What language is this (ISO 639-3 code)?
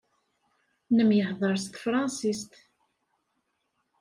kab